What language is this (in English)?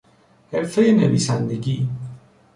Persian